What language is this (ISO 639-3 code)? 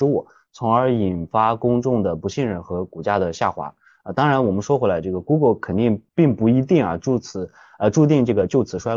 zho